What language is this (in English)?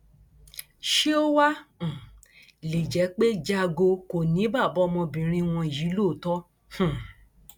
Yoruba